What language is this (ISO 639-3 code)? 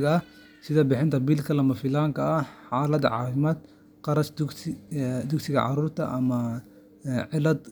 som